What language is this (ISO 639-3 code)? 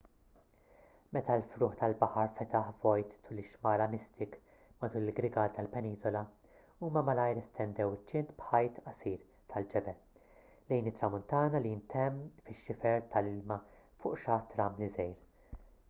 mlt